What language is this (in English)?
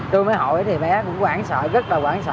Vietnamese